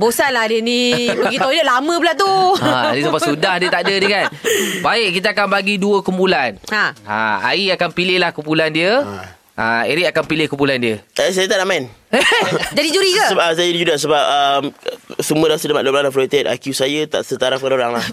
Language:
Malay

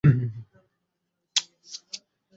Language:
Bangla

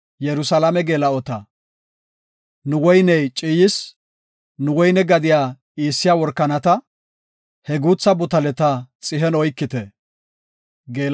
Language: Gofa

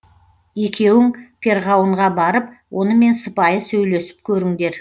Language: Kazakh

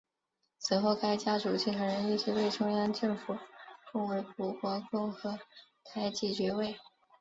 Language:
Chinese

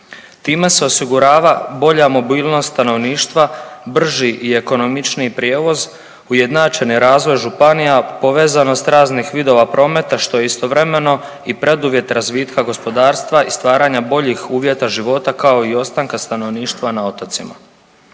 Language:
Croatian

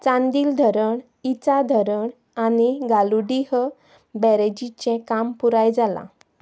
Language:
Konkani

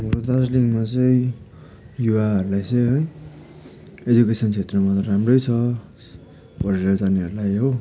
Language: Nepali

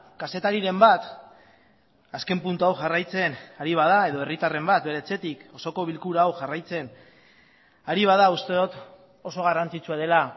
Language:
Basque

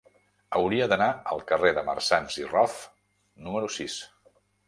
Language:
Catalan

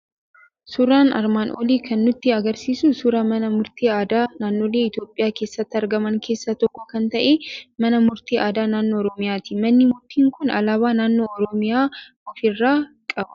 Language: Oromo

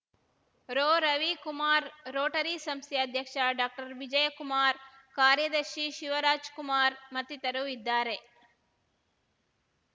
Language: Kannada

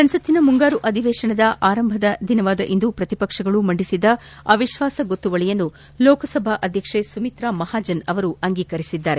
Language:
Kannada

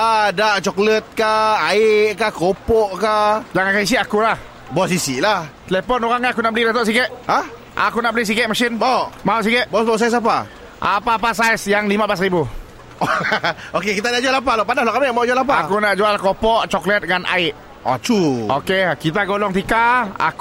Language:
Malay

